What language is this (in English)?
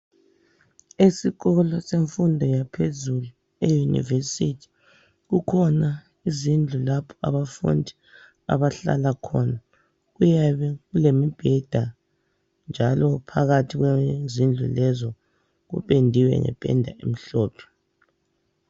North Ndebele